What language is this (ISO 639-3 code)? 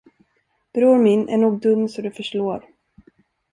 swe